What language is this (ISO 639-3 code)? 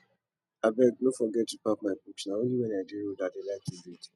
pcm